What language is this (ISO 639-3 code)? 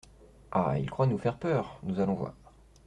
fra